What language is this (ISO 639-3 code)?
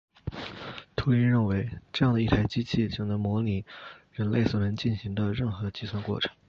zho